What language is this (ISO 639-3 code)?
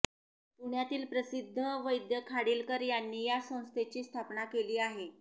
mar